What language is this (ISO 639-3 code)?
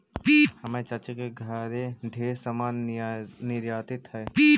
mag